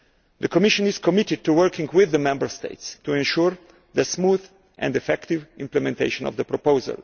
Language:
English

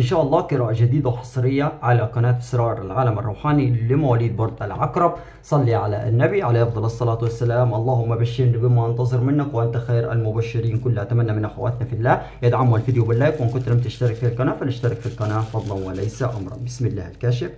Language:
Arabic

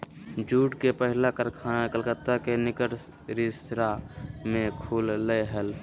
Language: Magahi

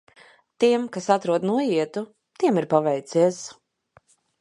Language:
Latvian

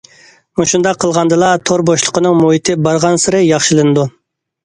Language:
Uyghur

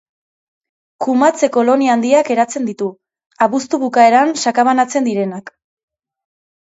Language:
Basque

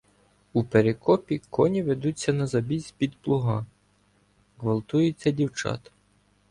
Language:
Ukrainian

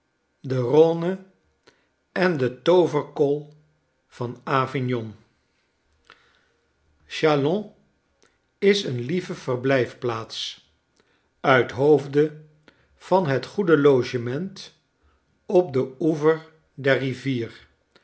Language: Dutch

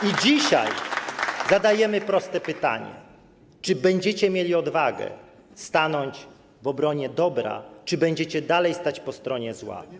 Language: Polish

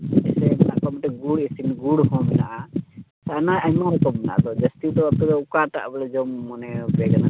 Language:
Santali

